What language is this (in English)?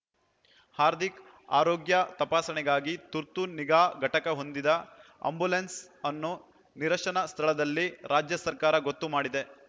Kannada